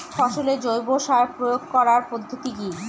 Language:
Bangla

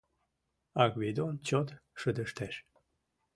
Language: Mari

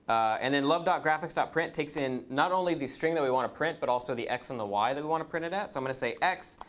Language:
English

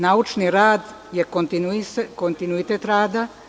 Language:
Serbian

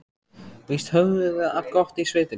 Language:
Icelandic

